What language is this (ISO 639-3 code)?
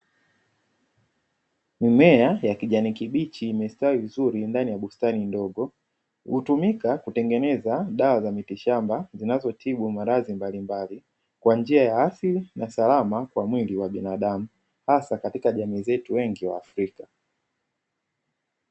swa